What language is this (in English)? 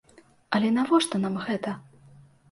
Belarusian